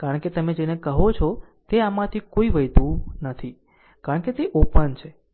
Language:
Gujarati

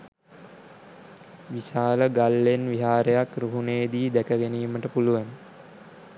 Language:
Sinhala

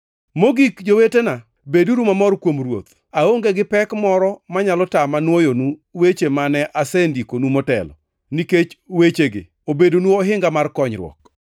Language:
Luo (Kenya and Tanzania)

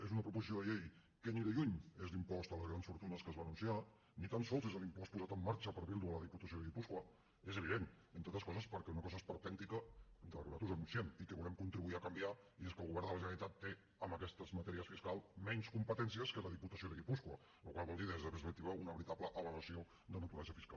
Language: Catalan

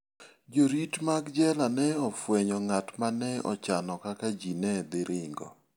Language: Luo (Kenya and Tanzania)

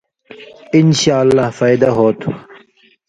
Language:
Indus Kohistani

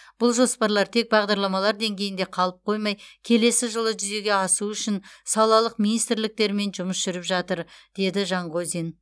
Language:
Kazakh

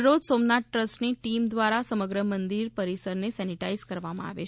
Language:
Gujarati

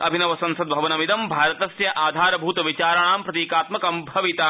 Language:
Sanskrit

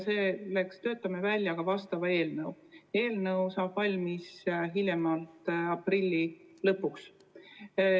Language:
Estonian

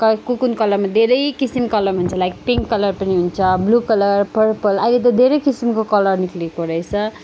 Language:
Nepali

